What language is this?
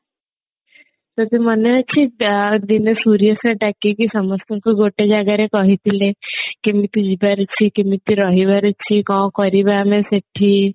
Odia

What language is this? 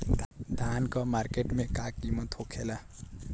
Bhojpuri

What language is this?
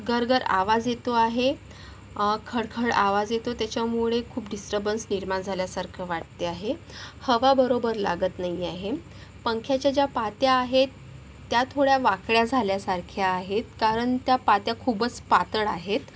Marathi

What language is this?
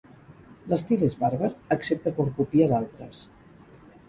Catalan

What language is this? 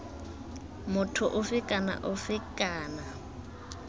Tswana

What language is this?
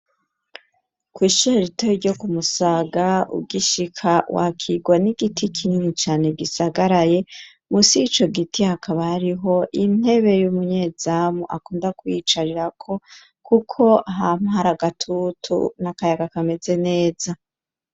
Rundi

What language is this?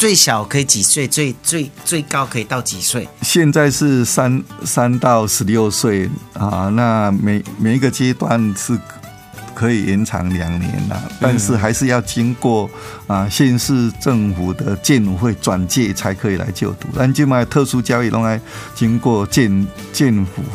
Chinese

